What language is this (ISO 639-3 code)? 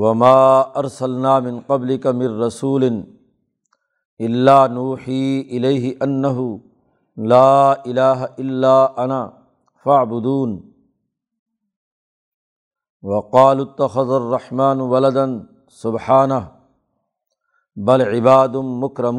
urd